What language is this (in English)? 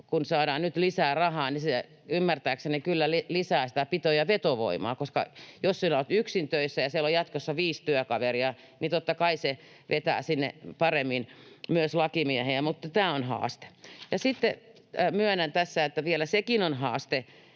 Finnish